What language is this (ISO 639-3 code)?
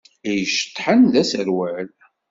kab